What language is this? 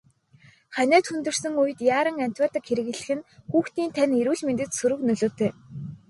Mongolian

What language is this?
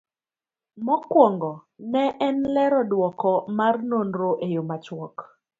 Luo (Kenya and Tanzania)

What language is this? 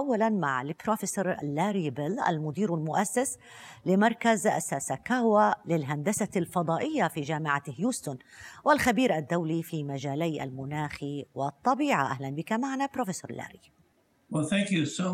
Arabic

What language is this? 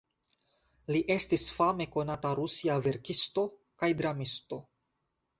Esperanto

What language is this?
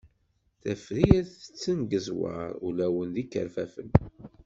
Kabyle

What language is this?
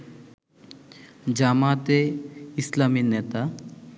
Bangla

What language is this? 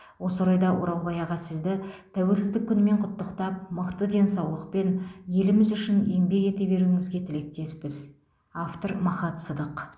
Kazakh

